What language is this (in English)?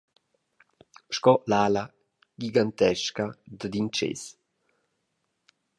Romansh